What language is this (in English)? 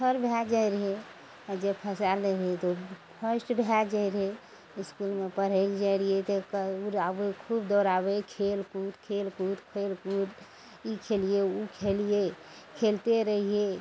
Maithili